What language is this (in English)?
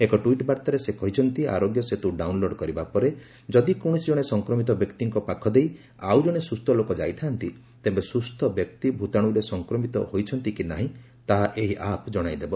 Odia